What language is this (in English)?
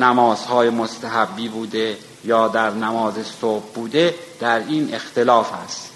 Persian